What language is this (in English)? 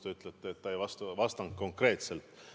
Estonian